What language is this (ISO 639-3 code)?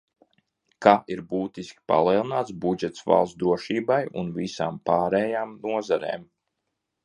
lav